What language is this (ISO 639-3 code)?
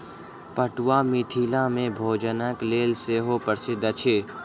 mai